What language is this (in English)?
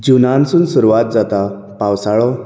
Konkani